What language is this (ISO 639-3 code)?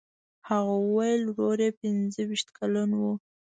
pus